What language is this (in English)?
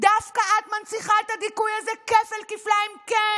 Hebrew